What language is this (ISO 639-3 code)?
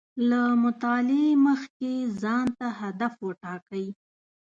pus